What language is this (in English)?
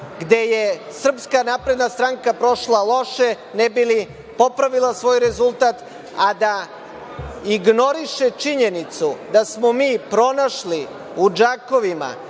Serbian